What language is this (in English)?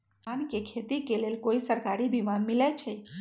Magahi